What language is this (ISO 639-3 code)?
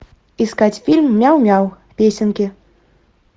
rus